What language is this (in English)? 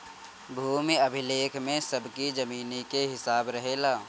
Bhojpuri